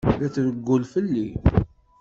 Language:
Kabyle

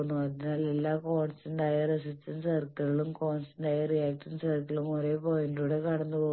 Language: Malayalam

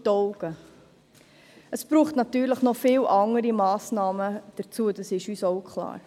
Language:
Swiss German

